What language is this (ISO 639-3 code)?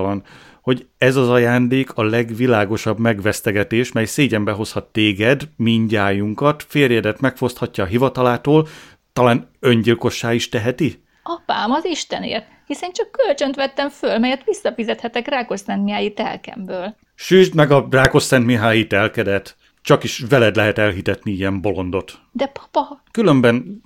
hun